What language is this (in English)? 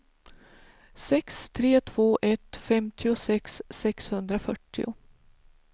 Swedish